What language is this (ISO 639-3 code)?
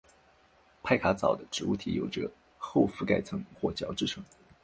zho